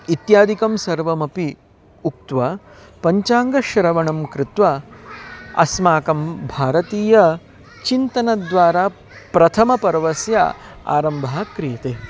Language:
Sanskrit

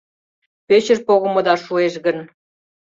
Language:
Mari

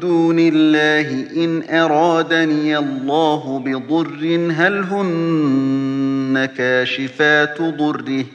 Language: Arabic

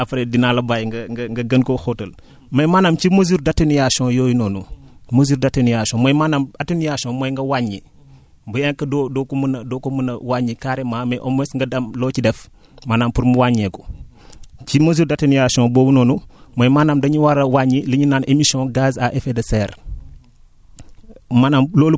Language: Wolof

